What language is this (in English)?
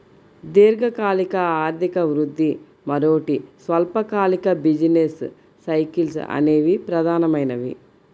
Telugu